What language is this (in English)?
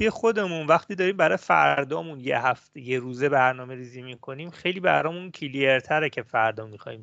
Persian